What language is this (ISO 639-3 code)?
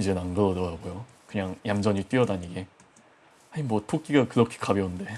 kor